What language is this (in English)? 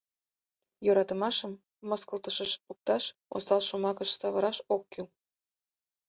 Mari